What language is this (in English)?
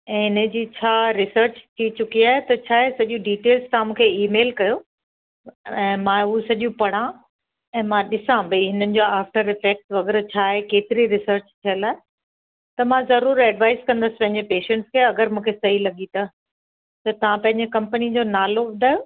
Sindhi